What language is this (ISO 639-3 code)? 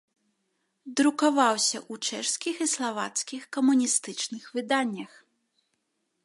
bel